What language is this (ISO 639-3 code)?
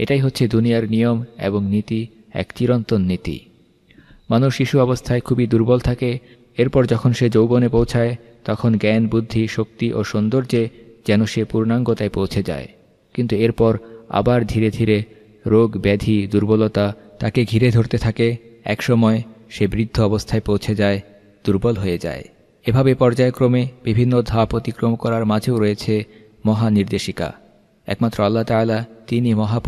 tur